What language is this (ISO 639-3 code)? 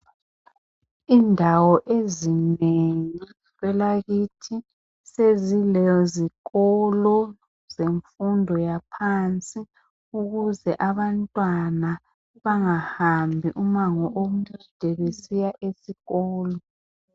nde